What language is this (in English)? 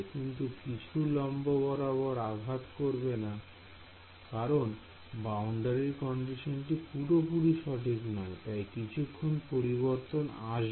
Bangla